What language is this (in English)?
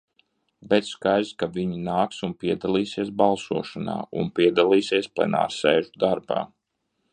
Latvian